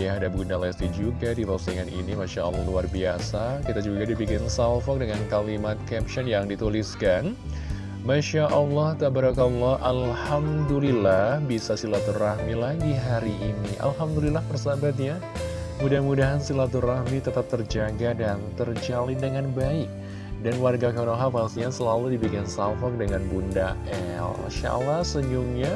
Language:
Indonesian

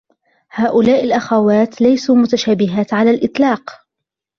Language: Arabic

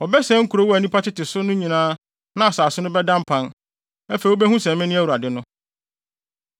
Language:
Akan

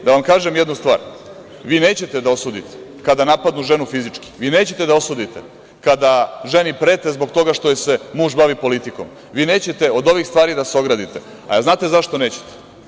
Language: Serbian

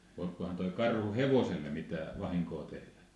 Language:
Finnish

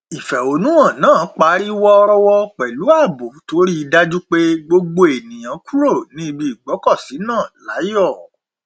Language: Yoruba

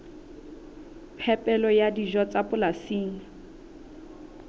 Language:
Southern Sotho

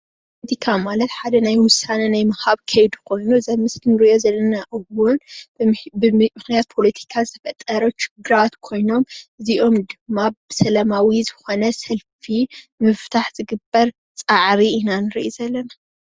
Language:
Tigrinya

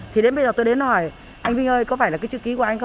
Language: Vietnamese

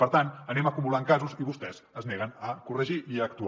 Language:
Catalan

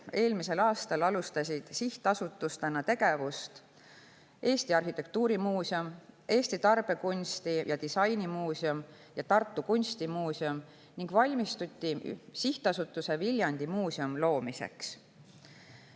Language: Estonian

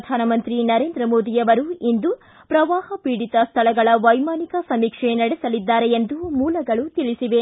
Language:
Kannada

